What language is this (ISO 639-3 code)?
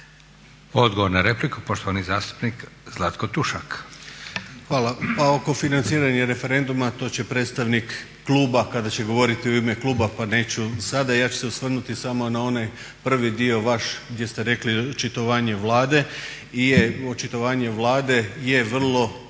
hrv